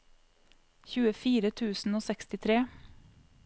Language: Norwegian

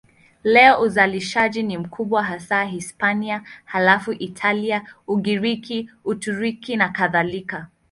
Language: Swahili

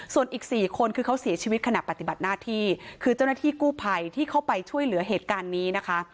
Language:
Thai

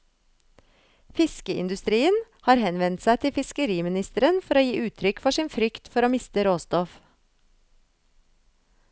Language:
Norwegian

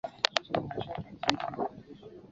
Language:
Chinese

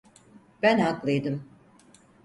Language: Turkish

